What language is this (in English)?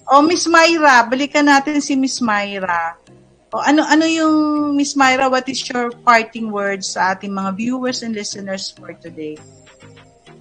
Filipino